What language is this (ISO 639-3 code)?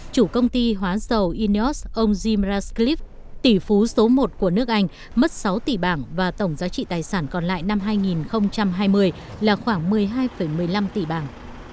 vie